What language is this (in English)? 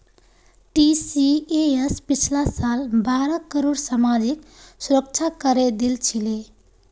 Magahi